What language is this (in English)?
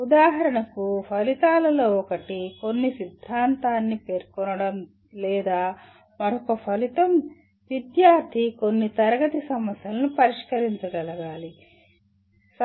Telugu